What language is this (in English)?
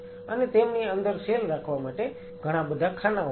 Gujarati